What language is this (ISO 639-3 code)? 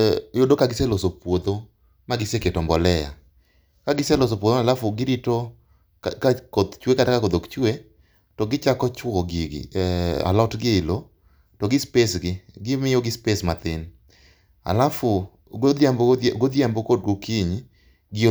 luo